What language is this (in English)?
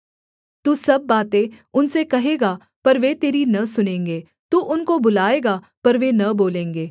Hindi